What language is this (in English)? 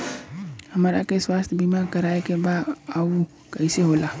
Bhojpuri